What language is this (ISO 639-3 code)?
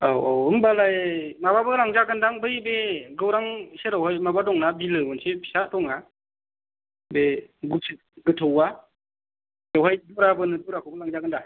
brx